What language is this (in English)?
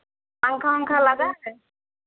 Hindi